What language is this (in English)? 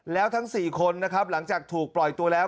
Thai